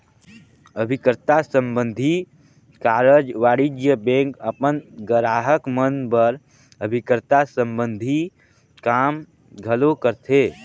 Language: Chhattisgarhi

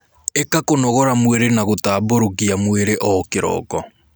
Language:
Kikuyu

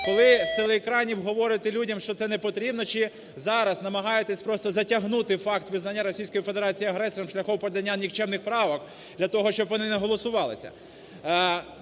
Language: Ukrainian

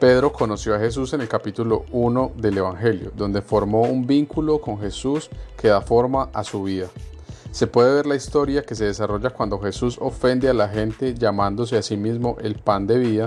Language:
Spanish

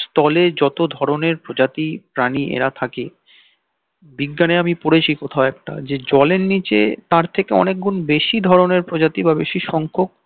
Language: Bangla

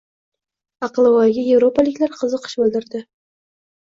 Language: Uzbek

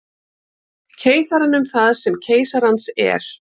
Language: Icelandic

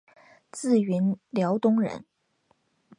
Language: Chinese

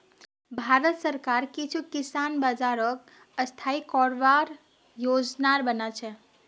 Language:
Magahi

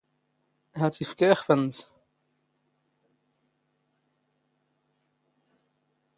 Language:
Standard Moroccan Tamazight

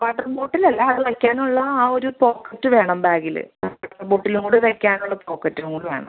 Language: Malayalam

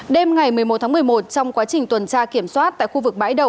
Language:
Vietnamese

